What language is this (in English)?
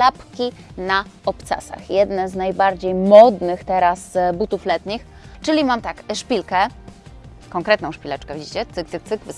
Polish